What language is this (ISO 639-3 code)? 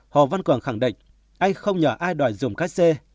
vie